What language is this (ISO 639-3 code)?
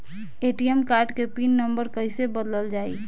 bho